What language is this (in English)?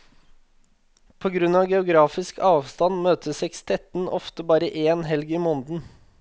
Norwegian